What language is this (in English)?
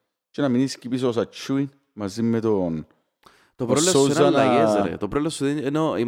Greek